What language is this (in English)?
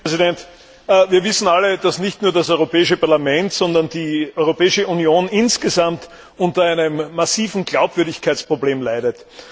German